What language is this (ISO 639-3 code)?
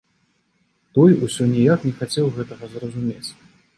bel